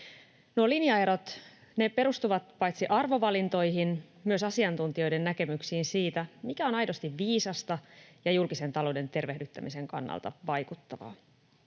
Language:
Finnish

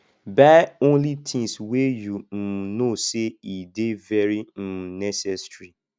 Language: Nigerian Pidgin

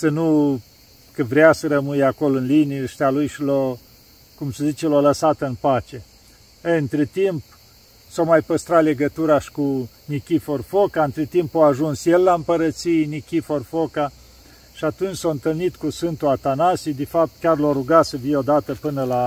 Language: Romanian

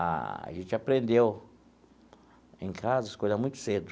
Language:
Portuguese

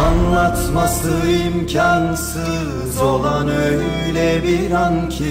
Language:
Turkish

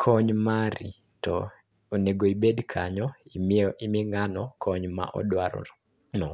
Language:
Luo (Kenya and Tanzania)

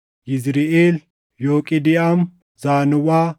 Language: Oromo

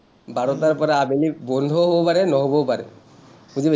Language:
Assamese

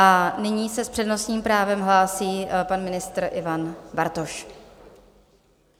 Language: Czech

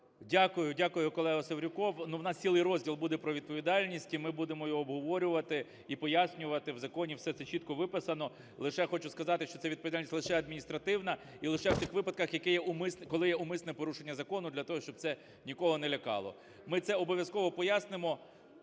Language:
Ukrainian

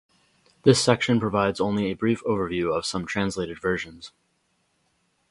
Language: English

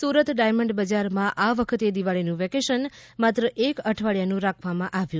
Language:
Gujarati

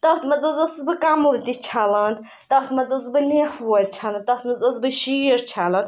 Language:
Kashmiri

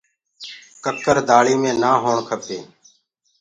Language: Gurgula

